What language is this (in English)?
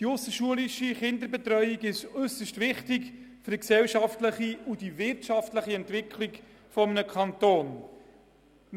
Swiss German